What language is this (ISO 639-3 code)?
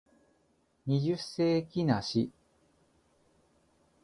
jpn